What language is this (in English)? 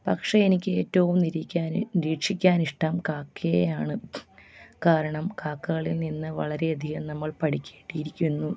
Malayalam